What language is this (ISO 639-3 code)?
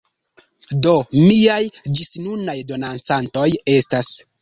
epo